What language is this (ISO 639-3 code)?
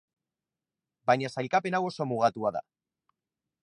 eus